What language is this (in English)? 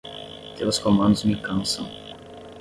Portuguese